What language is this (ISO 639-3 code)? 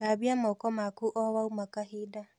kik